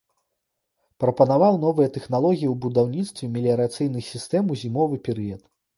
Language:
Belarusian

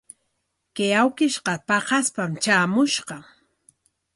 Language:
Corongo Ancash Quechua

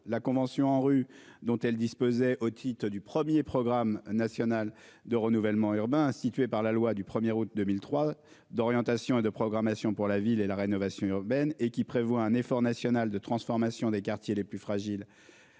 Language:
French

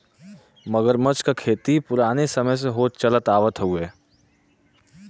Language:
Bhojpuri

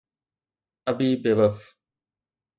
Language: Sindhi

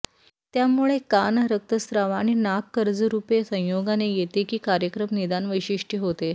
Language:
Marathi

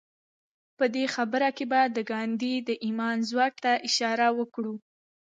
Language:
Pashto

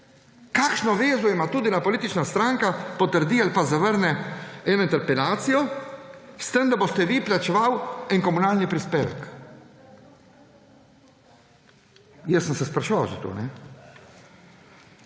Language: Slovenian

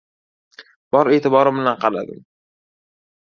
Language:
Uzbek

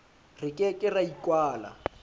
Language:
Southern Sotho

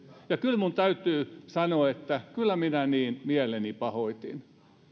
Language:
Finnish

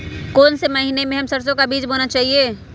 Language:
Magahi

